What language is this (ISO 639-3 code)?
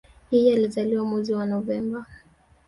swa